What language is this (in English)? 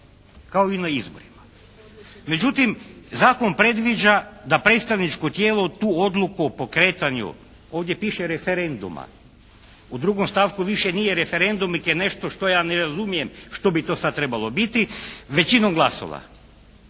Croatian